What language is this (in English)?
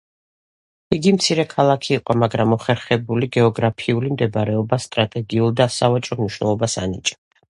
Georgian